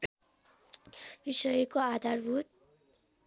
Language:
Nepali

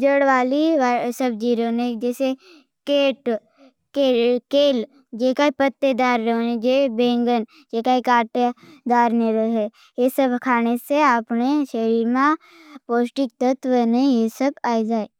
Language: Bhili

